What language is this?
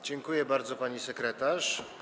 Polish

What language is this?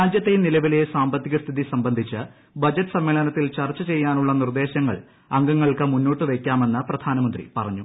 Malayalam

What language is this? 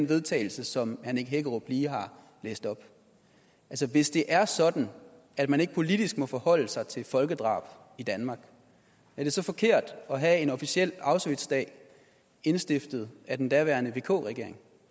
Danish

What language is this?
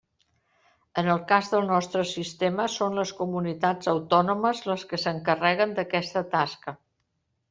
Catalan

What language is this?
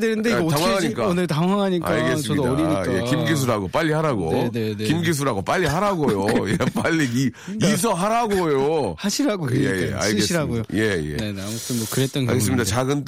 Korean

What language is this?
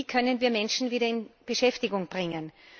German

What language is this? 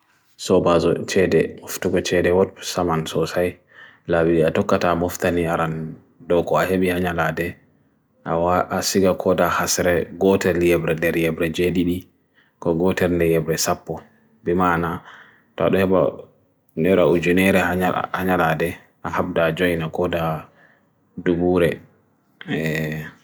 Bagirmi Fulfulde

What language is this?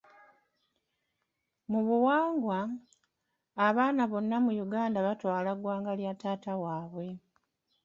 Ganda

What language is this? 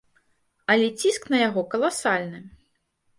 Belarusian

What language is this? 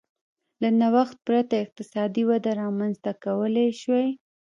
Pashto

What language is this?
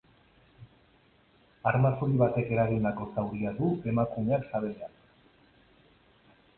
Basque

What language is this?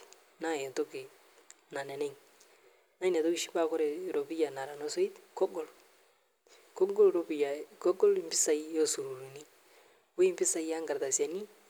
Masai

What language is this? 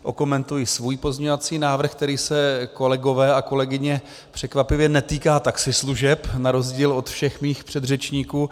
Czech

